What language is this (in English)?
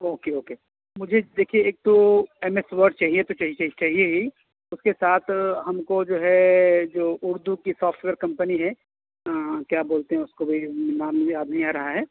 Urdu